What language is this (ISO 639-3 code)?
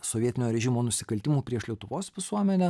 lit